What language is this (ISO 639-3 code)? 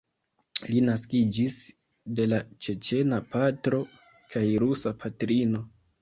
epo